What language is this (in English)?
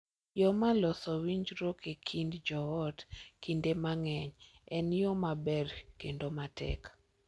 Luo (Kenya and Tanzania)